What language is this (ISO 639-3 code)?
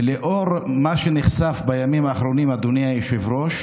heb